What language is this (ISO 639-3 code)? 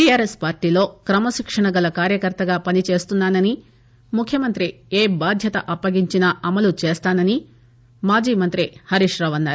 tel